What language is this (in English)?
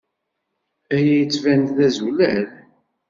Kabyle